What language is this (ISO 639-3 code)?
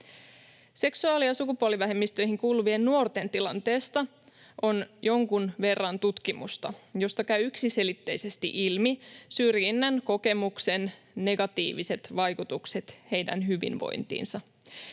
fin